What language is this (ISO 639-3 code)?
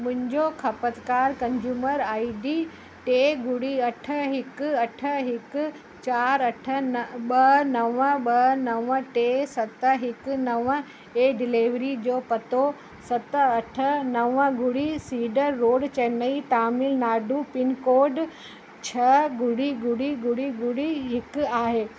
snd